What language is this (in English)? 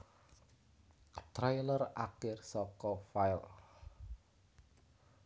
Javanese